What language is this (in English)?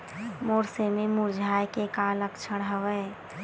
Chhattisgarhi